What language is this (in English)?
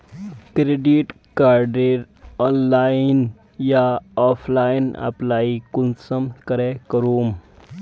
Magahi